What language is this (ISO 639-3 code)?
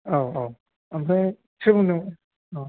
brx